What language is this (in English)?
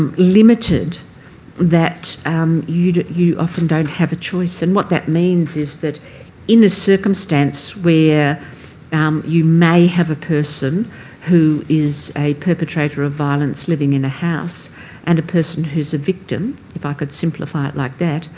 English